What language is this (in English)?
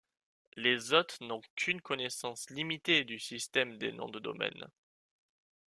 French